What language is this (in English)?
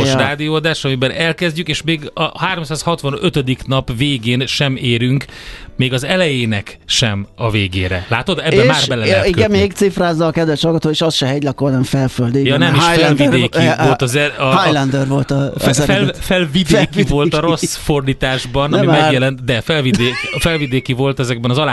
Hungarian